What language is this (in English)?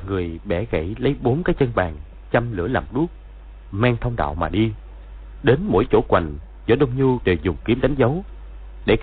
Vietnamese